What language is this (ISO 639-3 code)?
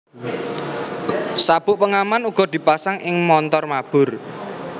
jav